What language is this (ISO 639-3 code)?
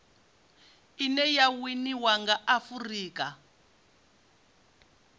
ven